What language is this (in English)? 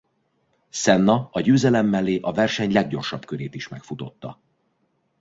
Hungarian